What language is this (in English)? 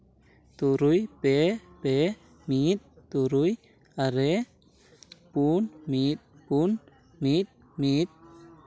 Santali